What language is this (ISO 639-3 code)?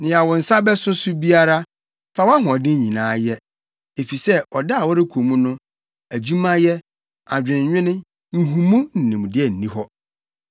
aka